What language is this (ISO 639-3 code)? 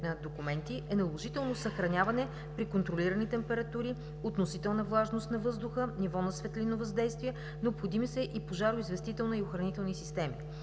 bul